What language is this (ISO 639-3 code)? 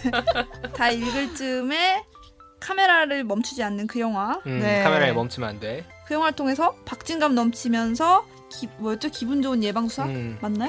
kor